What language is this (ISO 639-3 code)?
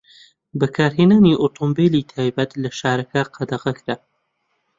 ckb